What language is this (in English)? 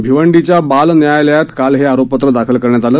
Marathi